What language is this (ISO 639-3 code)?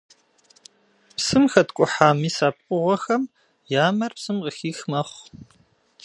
kbd